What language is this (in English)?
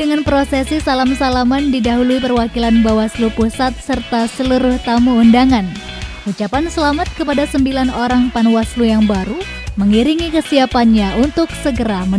Indonesian